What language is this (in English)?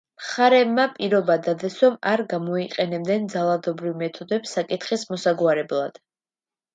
Georgian